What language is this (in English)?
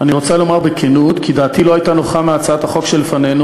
Hebrew